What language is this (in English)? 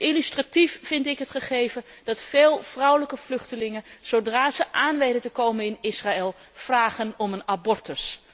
Dutch